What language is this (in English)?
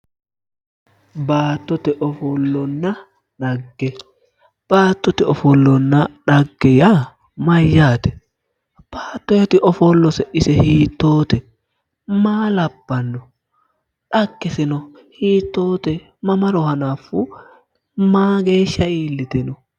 Sidamo